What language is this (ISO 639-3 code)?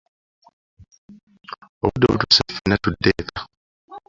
lug